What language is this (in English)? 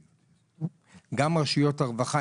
Hebrew